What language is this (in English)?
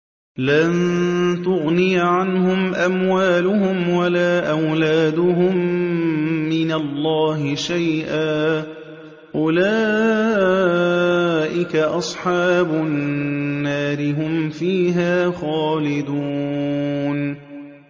Arabic